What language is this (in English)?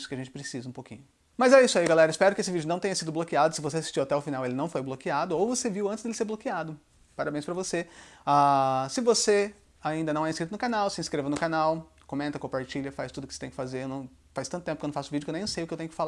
Portuguese